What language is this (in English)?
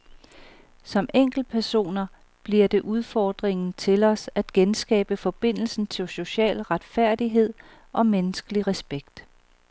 Danish